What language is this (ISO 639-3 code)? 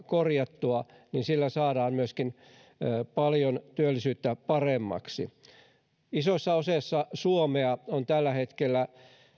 fin